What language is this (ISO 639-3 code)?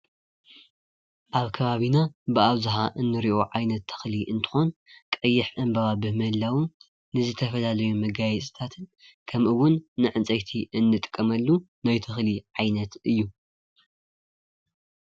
tir